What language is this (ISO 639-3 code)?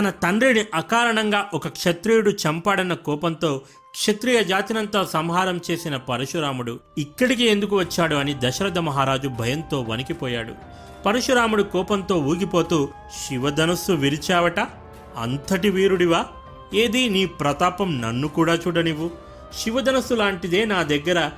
tel